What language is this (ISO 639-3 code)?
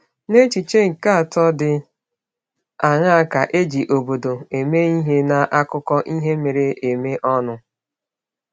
ibo